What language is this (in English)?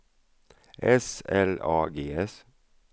Swedish